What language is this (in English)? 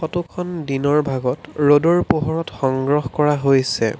Assamese